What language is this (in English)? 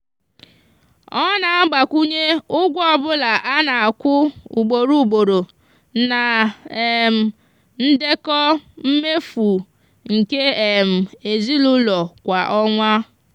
Igbo